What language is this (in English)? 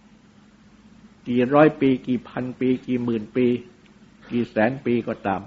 Thai